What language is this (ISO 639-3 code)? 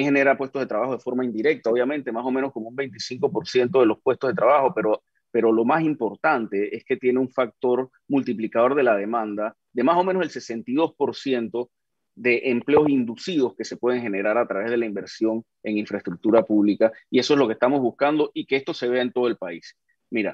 spa